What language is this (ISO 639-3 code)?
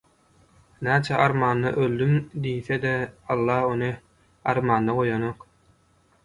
tuk